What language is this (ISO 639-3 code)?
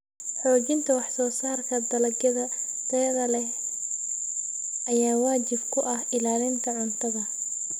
som